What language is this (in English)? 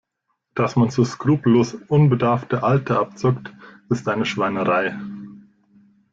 German